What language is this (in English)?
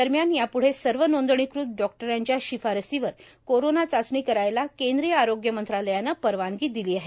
Marathi